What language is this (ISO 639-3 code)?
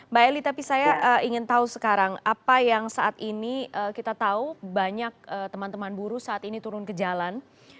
ind